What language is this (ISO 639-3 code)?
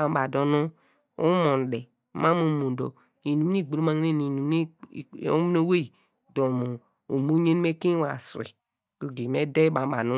deg